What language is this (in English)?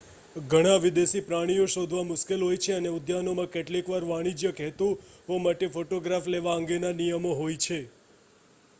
Gujarati